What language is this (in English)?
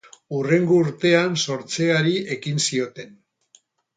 Basque